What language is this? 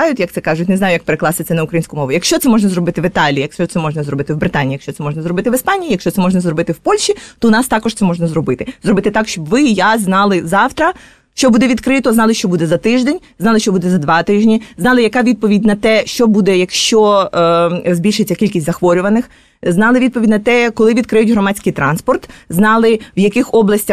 Ukrainian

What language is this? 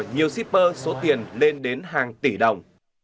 Vietnamese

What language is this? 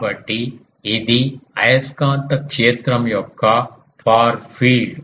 Telugu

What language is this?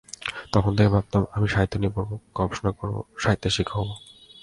Bangla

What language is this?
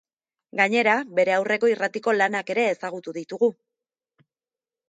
Basque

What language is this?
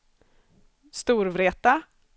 Swedish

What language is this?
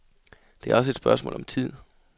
Danish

